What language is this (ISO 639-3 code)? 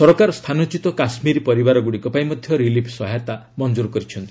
ori